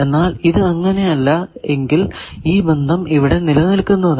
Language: Malayalam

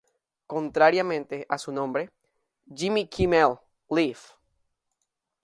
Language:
Spanish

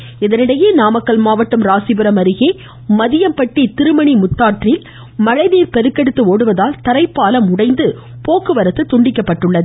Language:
Tamil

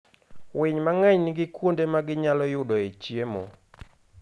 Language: Luo (Kenya and Tanzania)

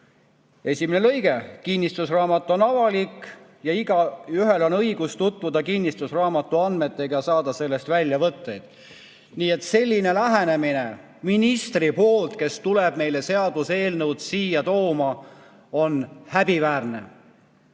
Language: Estonian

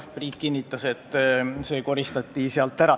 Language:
Estonian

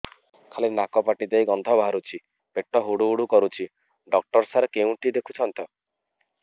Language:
Odia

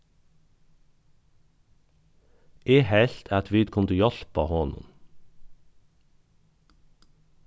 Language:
Faroese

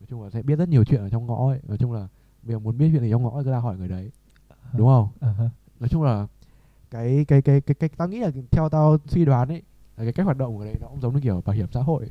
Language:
Vietnamese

